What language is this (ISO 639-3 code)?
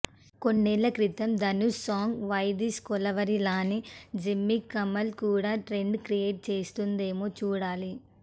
tel